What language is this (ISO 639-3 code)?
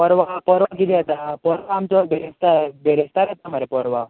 kok